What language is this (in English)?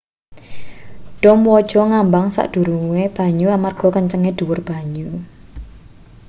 Javanese